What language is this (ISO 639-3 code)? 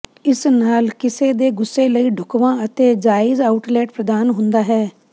pan